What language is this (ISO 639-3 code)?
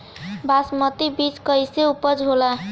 bho